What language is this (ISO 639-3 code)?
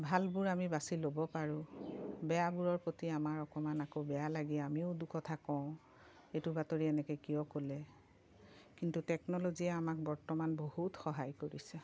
asm